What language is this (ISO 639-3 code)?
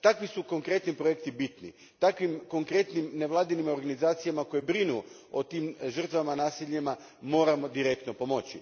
hrv